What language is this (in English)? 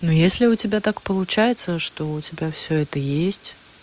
Russian